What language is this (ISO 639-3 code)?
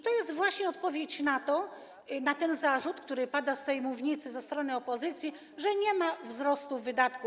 pol